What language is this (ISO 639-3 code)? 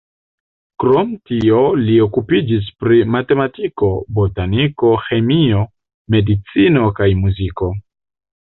epo